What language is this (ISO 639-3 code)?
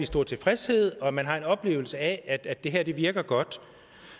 dan